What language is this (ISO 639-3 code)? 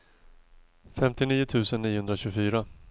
swe